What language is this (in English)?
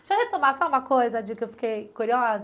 Portuguese